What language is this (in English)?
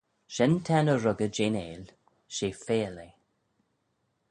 Manx